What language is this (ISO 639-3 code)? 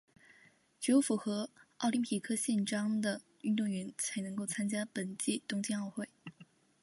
zho